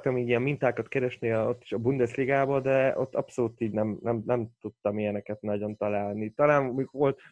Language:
Hungarian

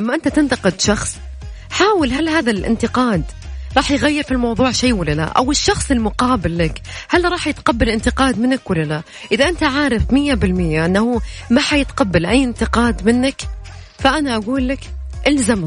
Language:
Arabic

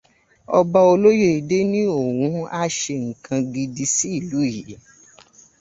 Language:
Yoruba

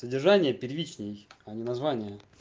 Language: Russian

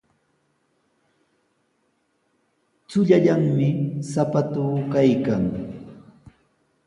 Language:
Sihuas Ancash Quechua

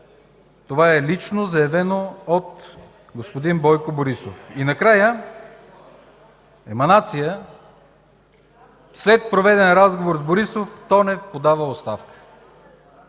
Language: Bulgarian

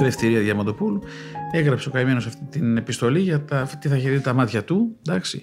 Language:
Greek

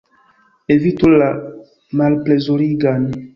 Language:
Esperanto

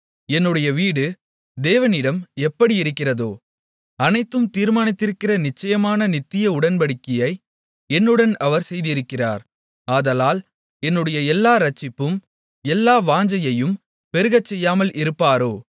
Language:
Tamil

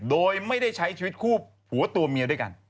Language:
Thai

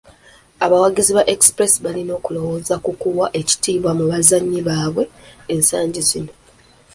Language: Ganda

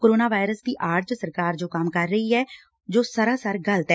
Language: Punjabi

